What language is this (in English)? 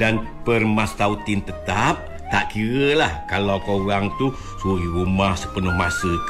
Malay